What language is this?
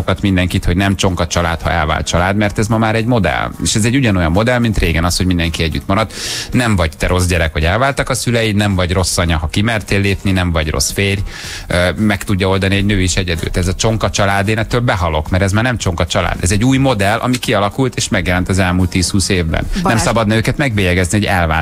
Hungarian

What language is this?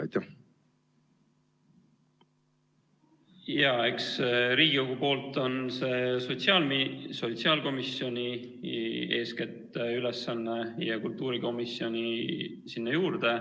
Estonian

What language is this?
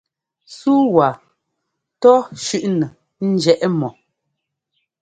Ngomba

